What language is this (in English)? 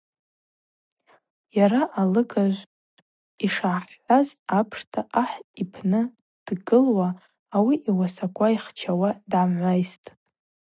Abaza